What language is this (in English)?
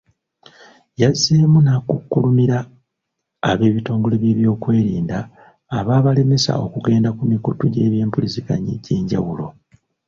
Ganda